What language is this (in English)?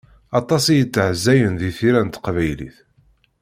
Kabyle